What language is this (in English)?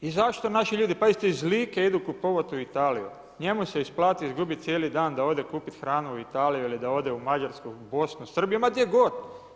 Croatian